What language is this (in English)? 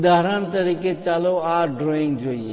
Gujarati